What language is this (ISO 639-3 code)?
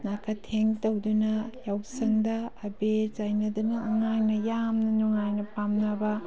mni